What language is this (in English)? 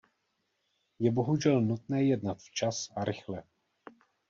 Czech